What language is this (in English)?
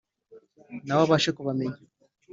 Kinyarwanda